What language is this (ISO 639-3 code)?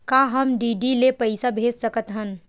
hne